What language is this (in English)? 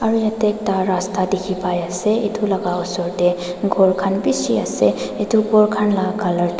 Naga Pidgin